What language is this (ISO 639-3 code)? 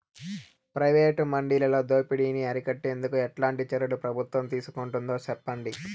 tel